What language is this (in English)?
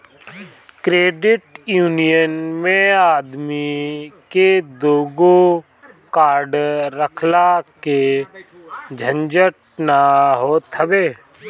Bhojpuri